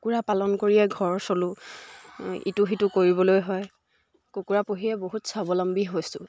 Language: Assamese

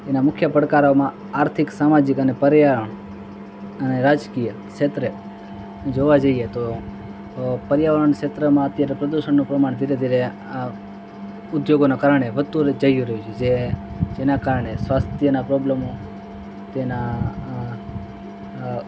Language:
Gujarati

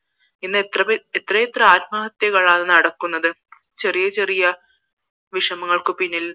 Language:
Malayalam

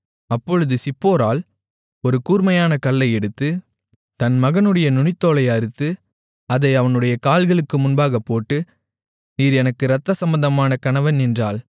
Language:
Tamil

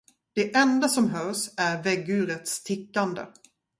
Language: Swedish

